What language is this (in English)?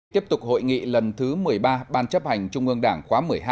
Vietnamese